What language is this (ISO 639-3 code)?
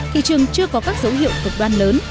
vie